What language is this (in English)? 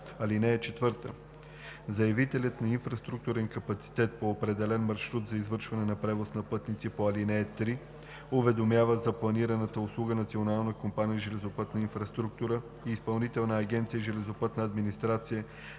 Bulgarian